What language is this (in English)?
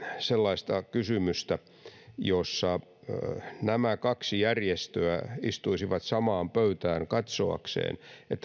Finnish